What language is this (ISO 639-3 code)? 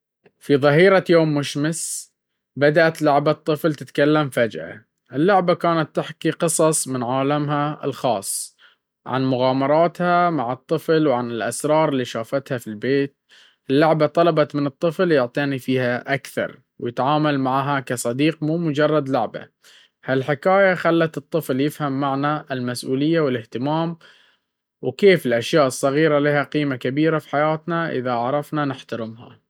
abv